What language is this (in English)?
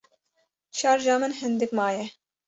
Kurdish